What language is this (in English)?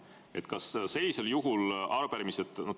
Estonian